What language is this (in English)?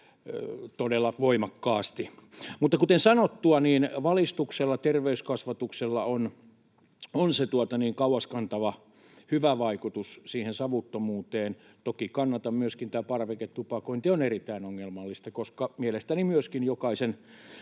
Finnish